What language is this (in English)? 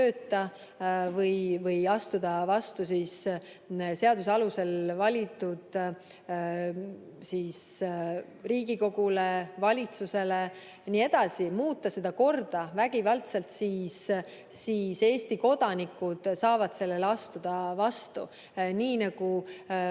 Estonian